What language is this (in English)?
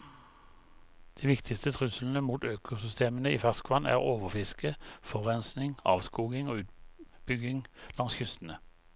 Norwegian